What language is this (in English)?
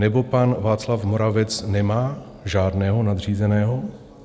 Czech